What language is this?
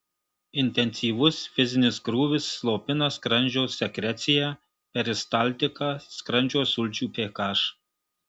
Lithuanian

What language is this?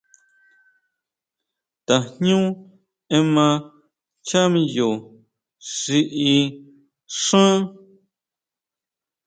Huautla Mazatec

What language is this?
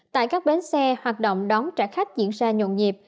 Vietnamese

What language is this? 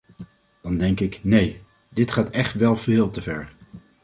Dutch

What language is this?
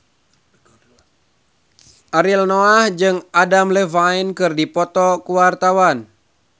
Sundanese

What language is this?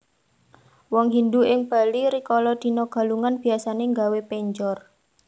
Javanese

